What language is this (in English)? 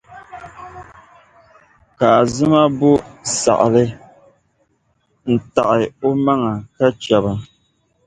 Dagbani